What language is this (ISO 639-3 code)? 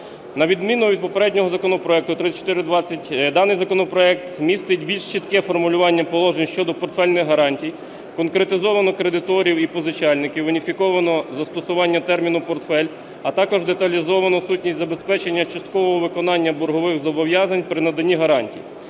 ukr